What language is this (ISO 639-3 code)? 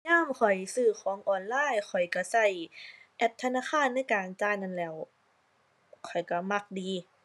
tha